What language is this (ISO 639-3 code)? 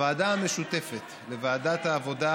heb